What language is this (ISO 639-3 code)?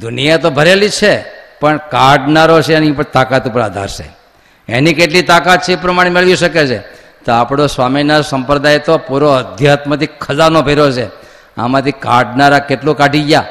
guj